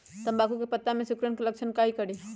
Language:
Magahi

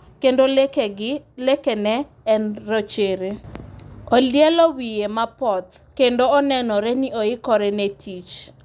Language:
Luo (Kenya and Tanzania)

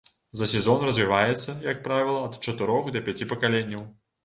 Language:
Belarusian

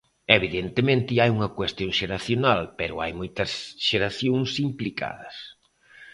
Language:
Galician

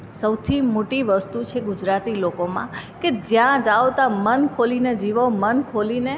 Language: Gujarati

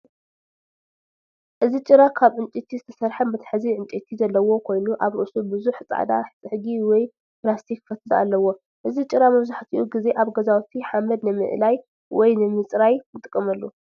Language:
Tigrinya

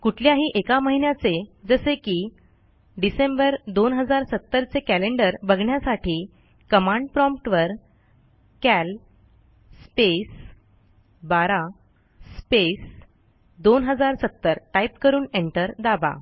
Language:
Marathi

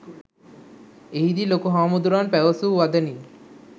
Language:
Sinhala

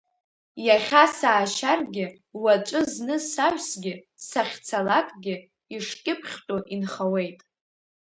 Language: Abkhazian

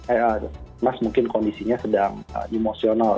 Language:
Indonesian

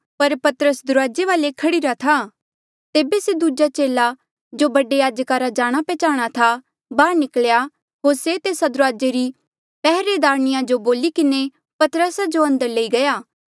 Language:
Mandeali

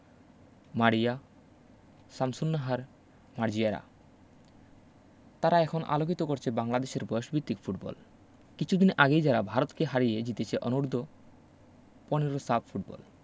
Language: Bangla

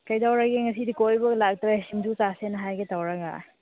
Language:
Manipuri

